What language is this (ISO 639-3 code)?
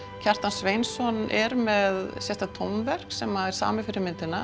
isl